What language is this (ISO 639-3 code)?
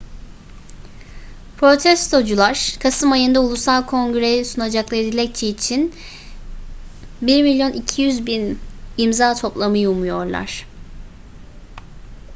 tur